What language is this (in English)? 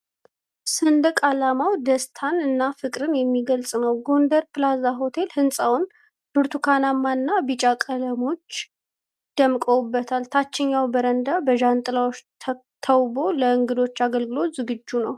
Amharic